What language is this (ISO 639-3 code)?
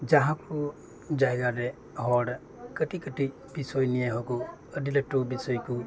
sat